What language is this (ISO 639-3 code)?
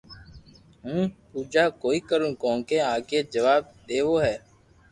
lrk